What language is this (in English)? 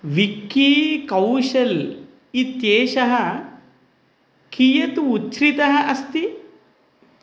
Sanskrit